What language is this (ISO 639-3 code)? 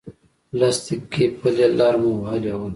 pus